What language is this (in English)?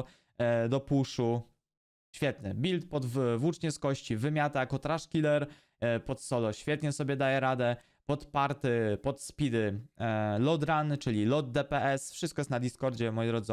Polish